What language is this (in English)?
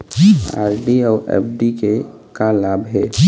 Chhattisgarhi